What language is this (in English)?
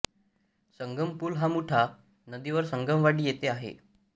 Marathi